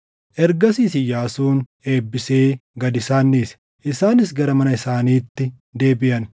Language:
Oromo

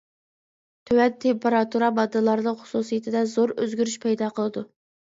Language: Uyghur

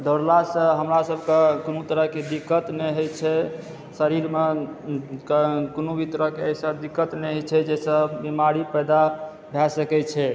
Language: Maithili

